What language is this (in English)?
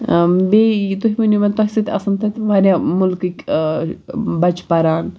Kashmiri